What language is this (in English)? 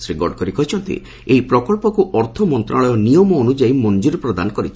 Odia